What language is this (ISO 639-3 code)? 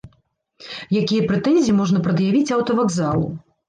bel